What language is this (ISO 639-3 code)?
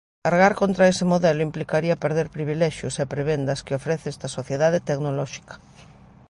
glg